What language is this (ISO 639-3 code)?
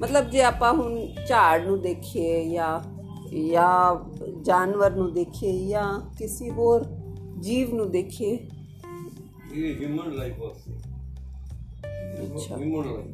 pan